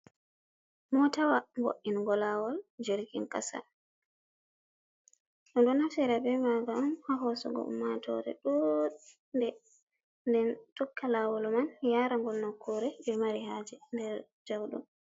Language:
Fula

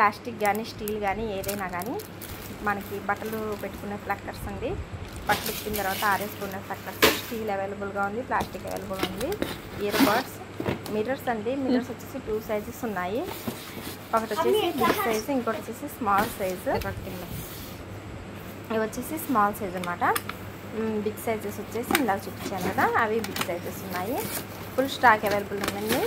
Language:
Telugu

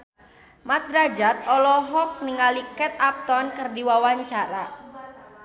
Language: Sundanese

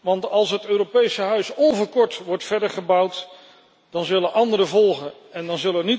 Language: Dutch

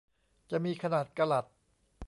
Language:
Thai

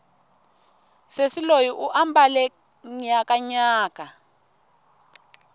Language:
Tsonga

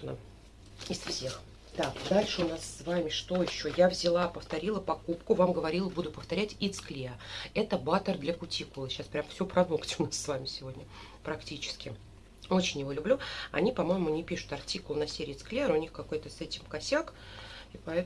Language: Russian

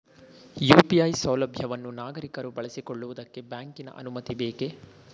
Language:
Kannada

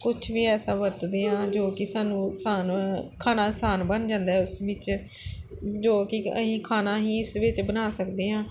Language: Punjabi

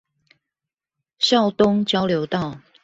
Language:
Chinese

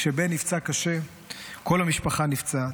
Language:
Hebrew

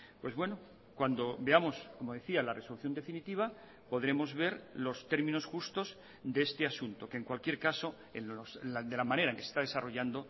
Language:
Spanish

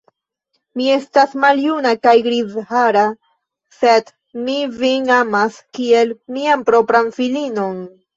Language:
Esperanto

